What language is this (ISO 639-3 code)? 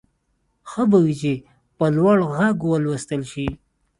pus